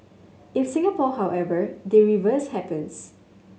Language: English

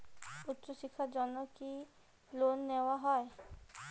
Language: Bangla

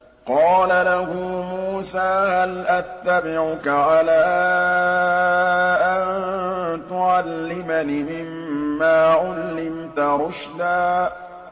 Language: Arabic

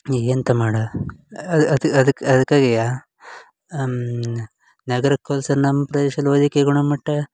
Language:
Kannada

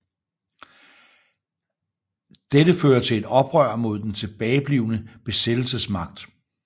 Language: Danish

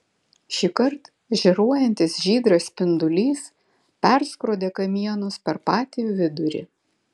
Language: Lithuanian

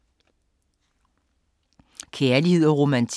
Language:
Danish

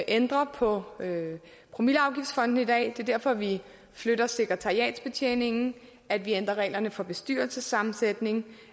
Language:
Danish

